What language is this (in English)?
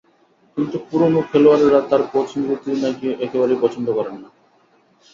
Bangla